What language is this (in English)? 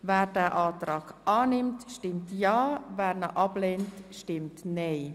Swiss German